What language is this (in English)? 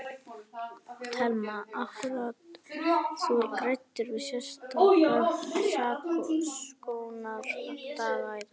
Icelandic